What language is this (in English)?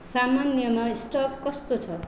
Nepali